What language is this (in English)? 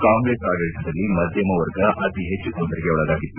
Kannada